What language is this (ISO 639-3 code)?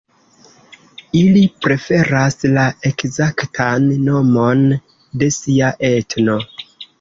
epo